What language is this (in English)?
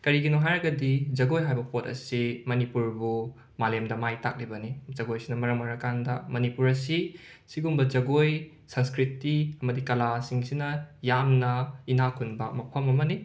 Manipuri